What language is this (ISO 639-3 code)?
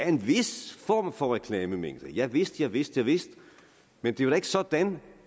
dan